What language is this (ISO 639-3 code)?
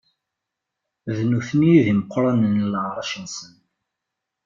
kab